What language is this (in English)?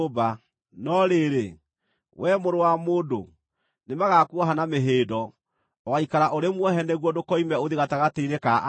Kikuyu